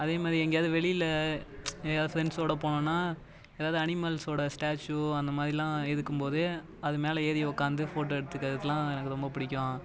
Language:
Tamil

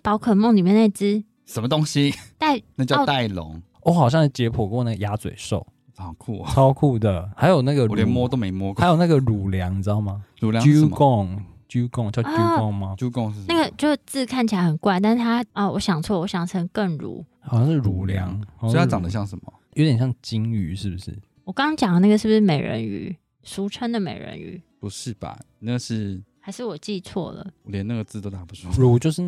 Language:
Chinese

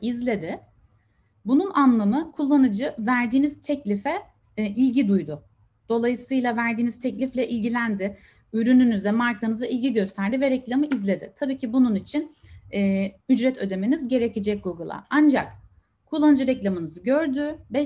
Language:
Turkish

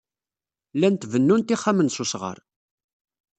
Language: Kabyle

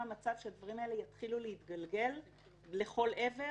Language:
Hebrew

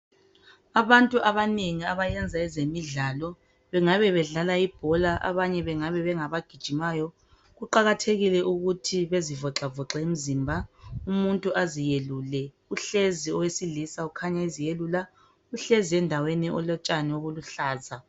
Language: North Ndebele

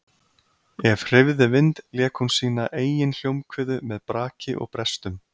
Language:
Icelandic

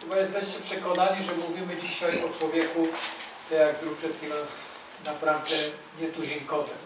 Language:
Polish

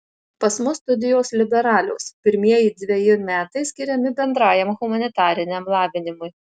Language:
Lithuanian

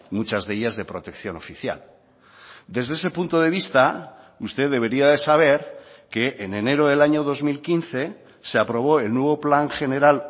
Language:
Spanish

